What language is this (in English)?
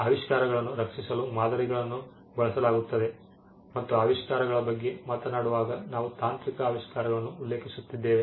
Kannada